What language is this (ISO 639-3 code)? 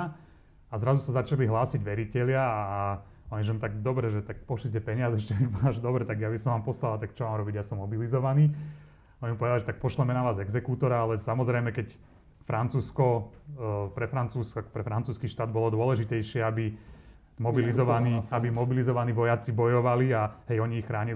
slk